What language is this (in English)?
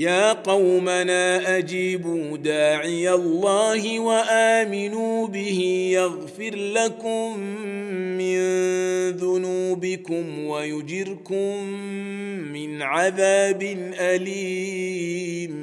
Arabic